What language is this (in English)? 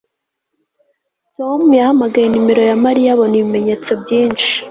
Kinyarwanda